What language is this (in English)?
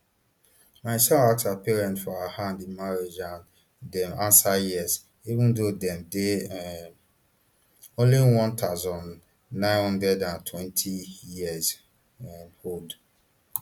Nigerian Pidgin